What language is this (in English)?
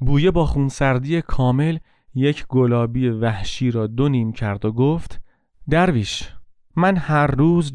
Persian